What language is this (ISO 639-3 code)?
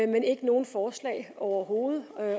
dan